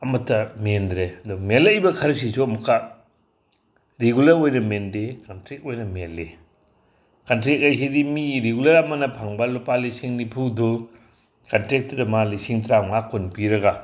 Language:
Manipuri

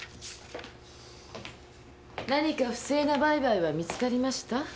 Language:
Japanese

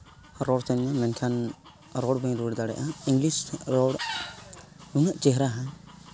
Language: Santali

